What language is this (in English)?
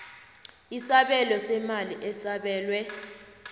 South Ndebele